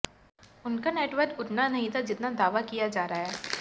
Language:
Hindi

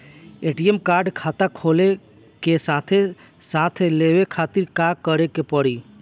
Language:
Bhojpuri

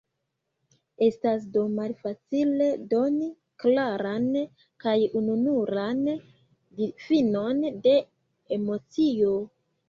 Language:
Esperanto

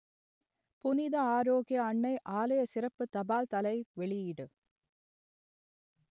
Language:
Tamil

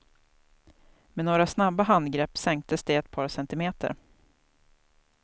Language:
Swedish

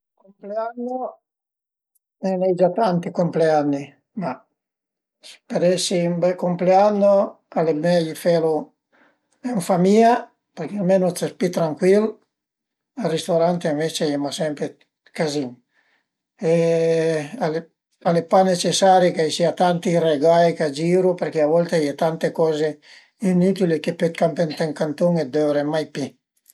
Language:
Piedmontese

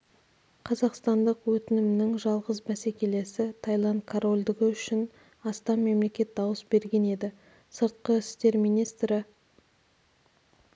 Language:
Kazakh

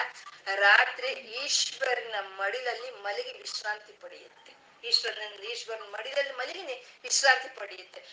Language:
Kannada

